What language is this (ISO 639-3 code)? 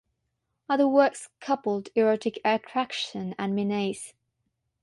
eng